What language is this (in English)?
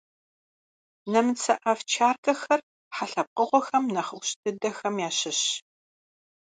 Kabardian